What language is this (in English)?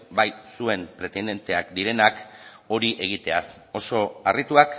Basque